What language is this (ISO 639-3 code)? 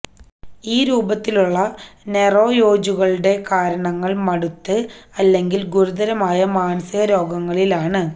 mal